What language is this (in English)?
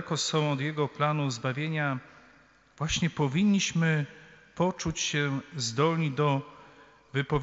Polish